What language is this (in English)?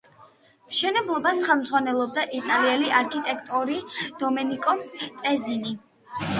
Georgian